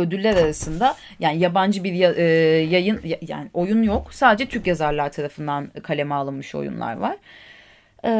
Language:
Turkish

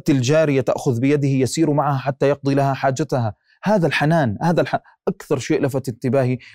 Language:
Arabic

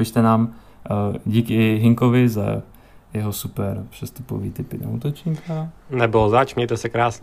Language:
Czech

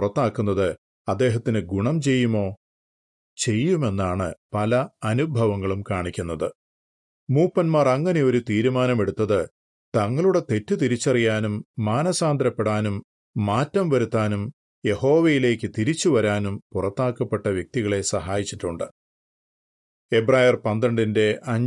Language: Malayalam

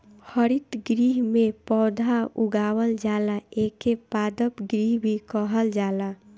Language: Bhojpuri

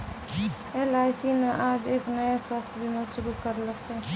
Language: Maithili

